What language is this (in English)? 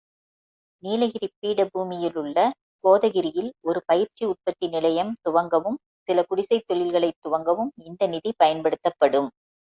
Tamil